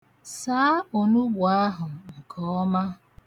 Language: Igbo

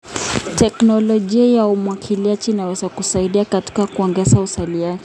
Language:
Kalenjin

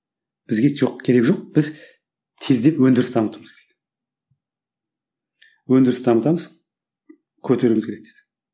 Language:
Kazakh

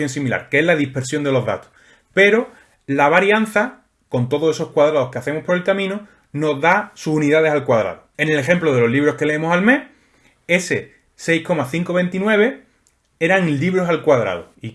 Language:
Spanish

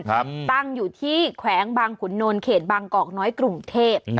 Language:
Thai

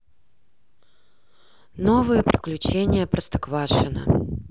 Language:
Russian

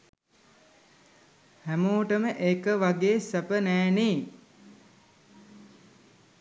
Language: Sinhala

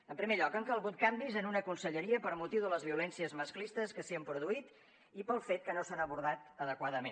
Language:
Catalan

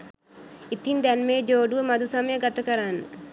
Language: Sinhala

